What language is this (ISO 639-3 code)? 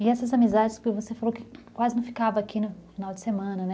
por